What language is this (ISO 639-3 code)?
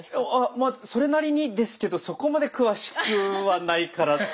jpn